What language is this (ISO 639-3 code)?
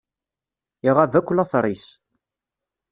kab